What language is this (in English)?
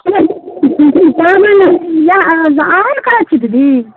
Maithili